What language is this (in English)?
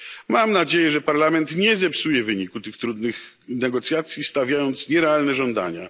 Polish